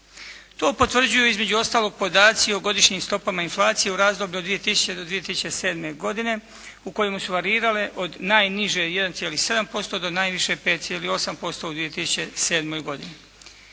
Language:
Croatian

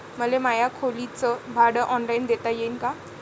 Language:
Marathi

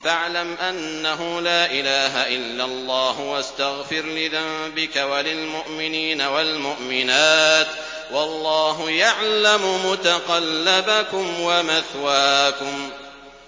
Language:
Arabic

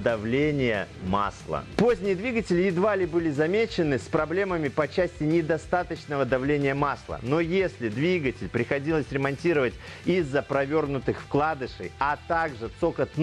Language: Russian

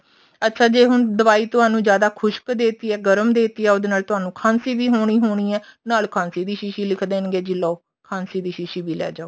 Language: Punjabi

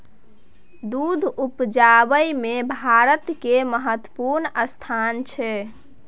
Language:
Maithili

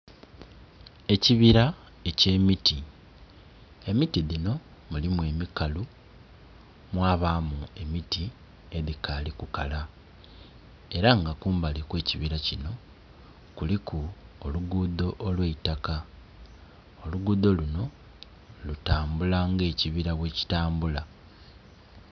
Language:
Soga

